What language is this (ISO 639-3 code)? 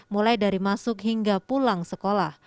ind